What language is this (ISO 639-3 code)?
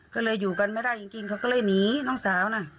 tha